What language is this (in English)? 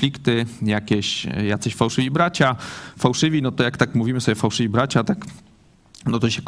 Polish